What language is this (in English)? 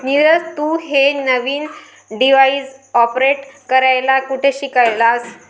Marathi